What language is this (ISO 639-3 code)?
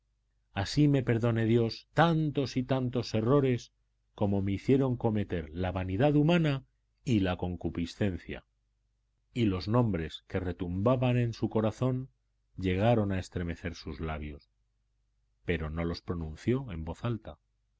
spa